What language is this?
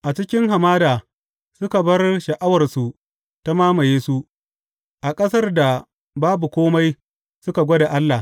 Hausa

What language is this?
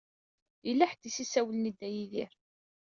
Kabyle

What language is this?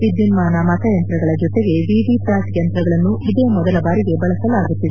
Kannada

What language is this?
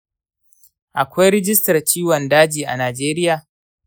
Hausa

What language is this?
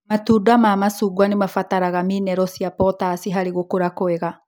Kikuyu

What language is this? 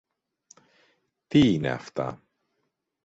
Greek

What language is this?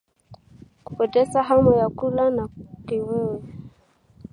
Swahili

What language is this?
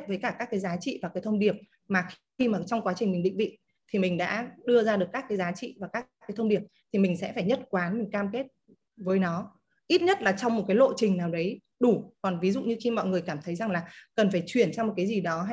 Vietnamese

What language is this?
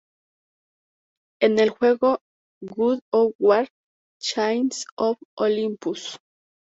Spanish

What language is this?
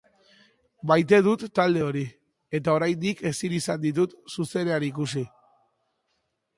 Basque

